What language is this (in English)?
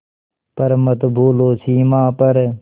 Hindi